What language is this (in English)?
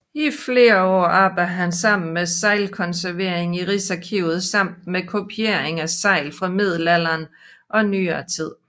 Danish